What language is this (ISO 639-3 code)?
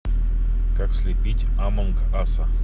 rus